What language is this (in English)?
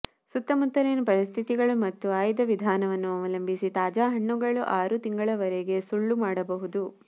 Kannada